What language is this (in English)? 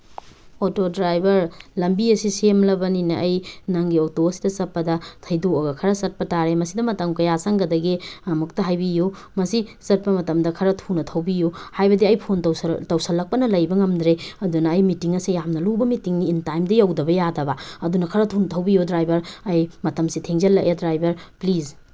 Manipuri